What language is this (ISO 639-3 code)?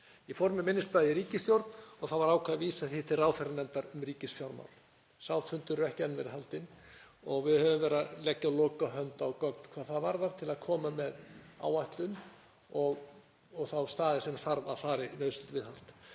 isl